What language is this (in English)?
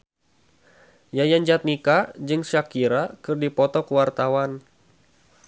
Sundanese